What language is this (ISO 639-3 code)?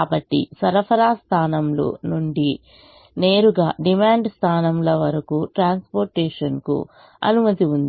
tel